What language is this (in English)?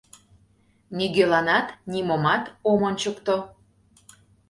Mari